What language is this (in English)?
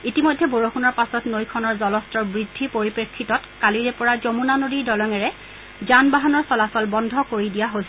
Assamese